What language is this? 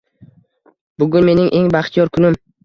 Uzbek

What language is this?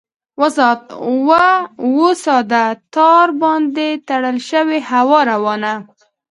Pashto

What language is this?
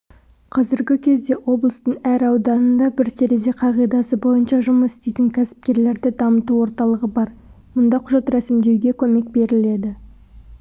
Kazakh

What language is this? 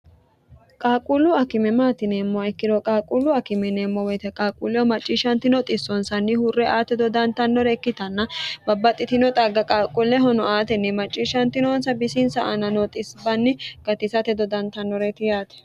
Sidamo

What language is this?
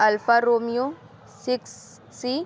Urdu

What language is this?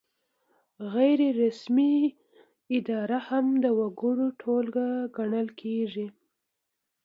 Pashto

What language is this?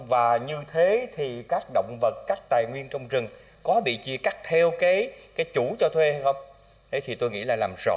Vietnamese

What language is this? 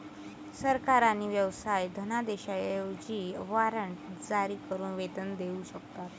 Marathi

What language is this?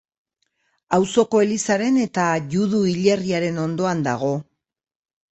Basque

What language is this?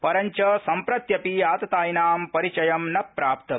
Sanskrit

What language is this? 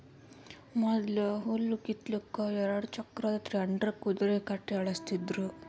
Kannada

